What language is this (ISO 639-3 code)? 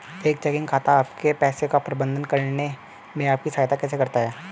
hin